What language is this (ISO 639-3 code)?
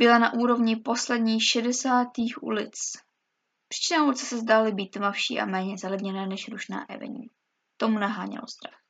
ces